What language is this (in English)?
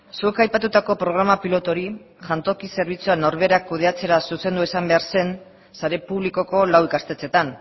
Basque